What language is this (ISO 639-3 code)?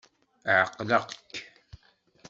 kab